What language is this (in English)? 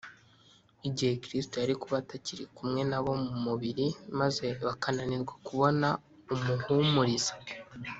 Kinyarwanda